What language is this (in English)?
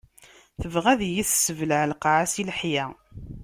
Kabyle